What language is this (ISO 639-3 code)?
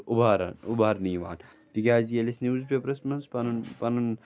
kas